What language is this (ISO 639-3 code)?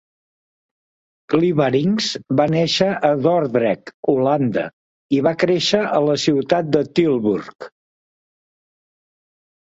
cat